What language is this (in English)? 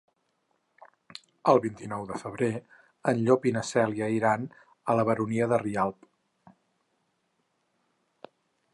Catalan